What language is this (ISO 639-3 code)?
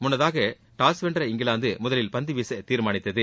tam